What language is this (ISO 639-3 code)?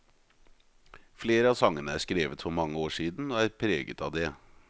nor